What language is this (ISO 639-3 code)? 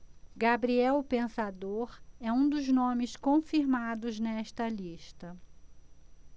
por